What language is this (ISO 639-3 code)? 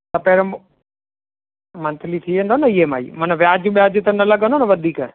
snd